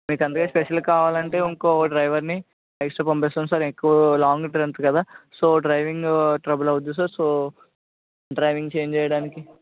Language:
Telugu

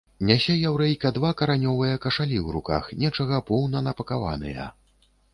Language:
Belarusian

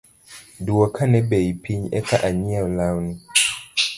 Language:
Luo (Kenya and Tanzania)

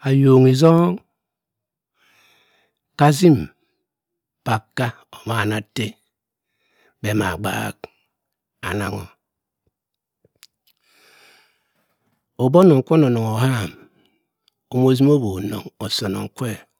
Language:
Cross River Mbembe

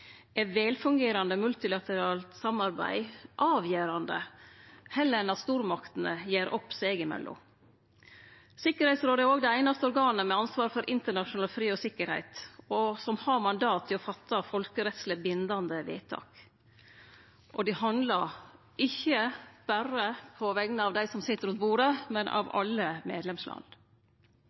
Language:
Norwegian Nynorsk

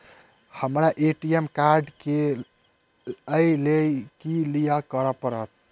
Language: Maithili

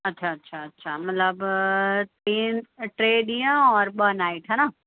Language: Sindhi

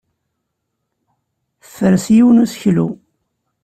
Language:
Kabyle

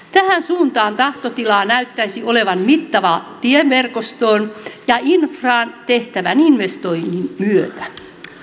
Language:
Finnish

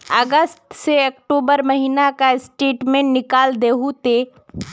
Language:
Magahi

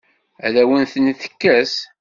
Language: Kabyle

